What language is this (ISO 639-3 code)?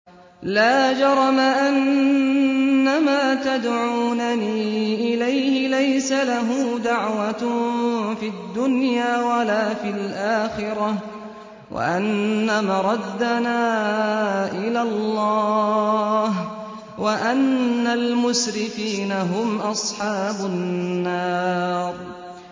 ara